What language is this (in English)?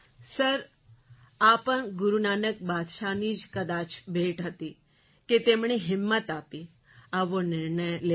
Gujarati